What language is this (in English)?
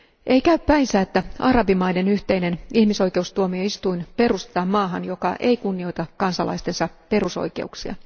Finnish